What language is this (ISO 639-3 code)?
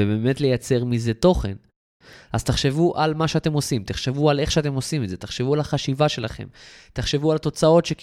heb